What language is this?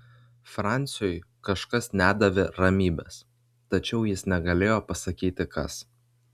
Lithuanian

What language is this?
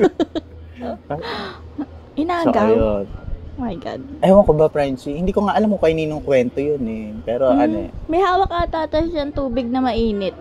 Filipino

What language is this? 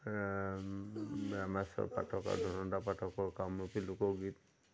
Assamese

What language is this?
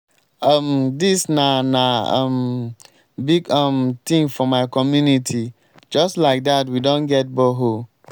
Nigerian Pidgin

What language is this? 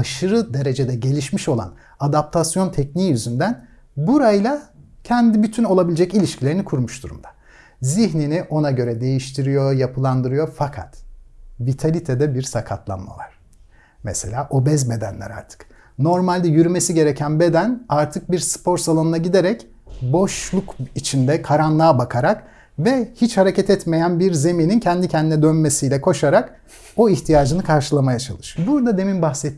Turkish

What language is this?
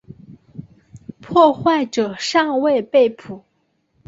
Chinese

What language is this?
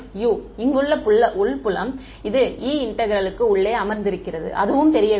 Tamil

